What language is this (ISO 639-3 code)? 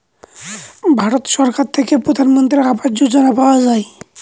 ben